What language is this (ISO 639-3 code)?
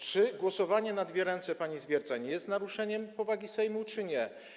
pol